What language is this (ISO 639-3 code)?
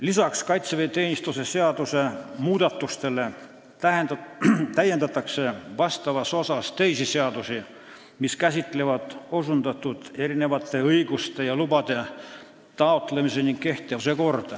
est